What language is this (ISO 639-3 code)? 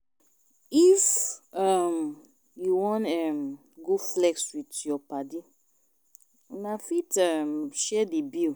pcm